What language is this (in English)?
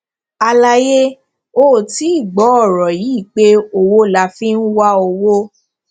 Yoruba